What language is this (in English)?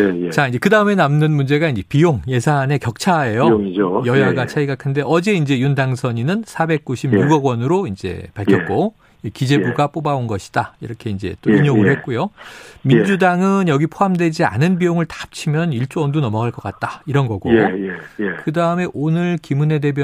Korean